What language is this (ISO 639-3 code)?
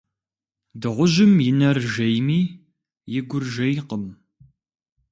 kbd